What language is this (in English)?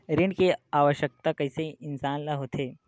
Chhattisgarhi